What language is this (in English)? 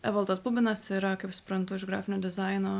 Lithuanian